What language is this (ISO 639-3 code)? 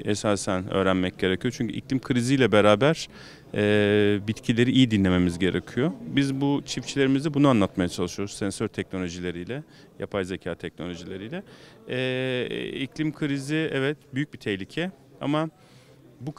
tur